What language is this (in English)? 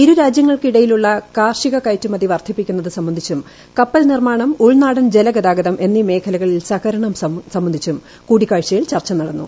Malayalam